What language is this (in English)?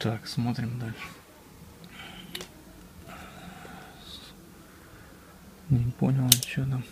Russian